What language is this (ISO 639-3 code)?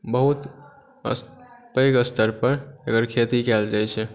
mai